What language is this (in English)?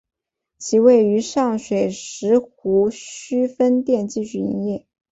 Chinese